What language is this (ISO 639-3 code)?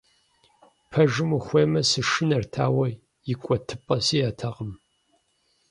kbd